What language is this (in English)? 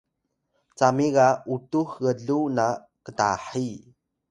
Atayal